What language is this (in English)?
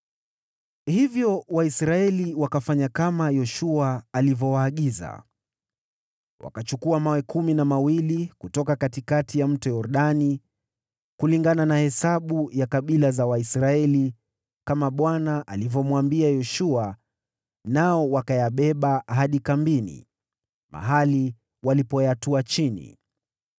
Swahili